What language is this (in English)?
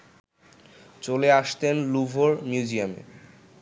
Bangla